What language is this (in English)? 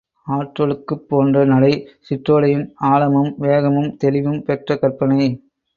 Tamil